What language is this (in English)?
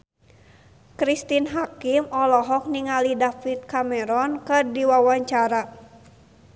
Sundanese